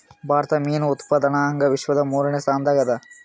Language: Kannada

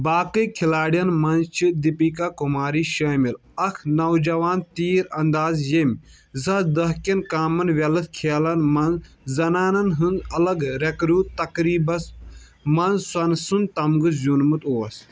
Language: Kashmiri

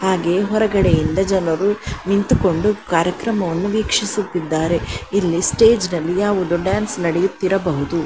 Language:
Kannada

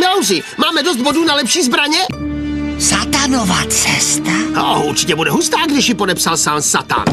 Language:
Czech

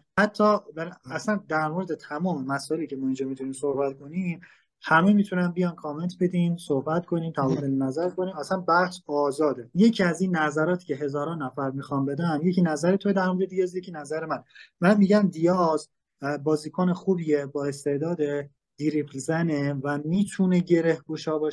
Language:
Persian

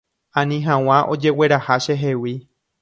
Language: Guarani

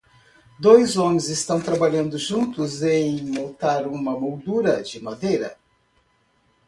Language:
Portuguese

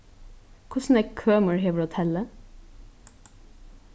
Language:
Faroese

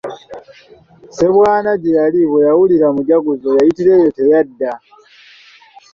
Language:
Ganda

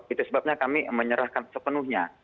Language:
Indonesian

